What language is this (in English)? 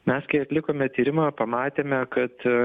Lithuanian